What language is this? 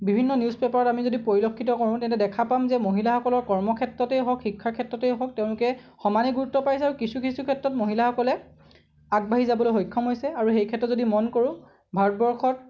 Assamese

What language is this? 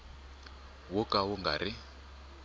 Tsonga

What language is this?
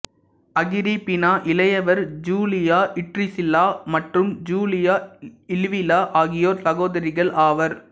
Tamil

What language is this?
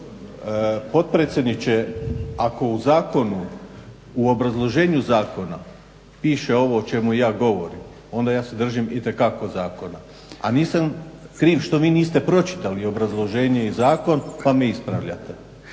Croatian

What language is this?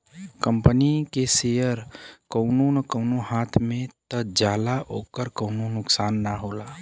Bhojpuri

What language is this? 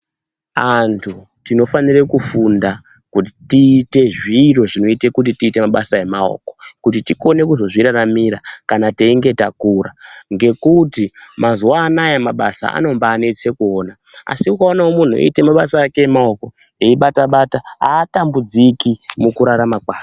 Ndau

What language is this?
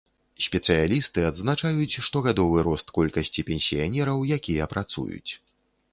Belarusian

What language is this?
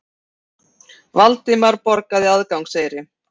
Icelandic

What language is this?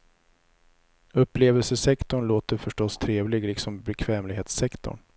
Swedish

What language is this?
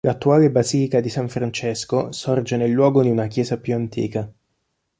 Italian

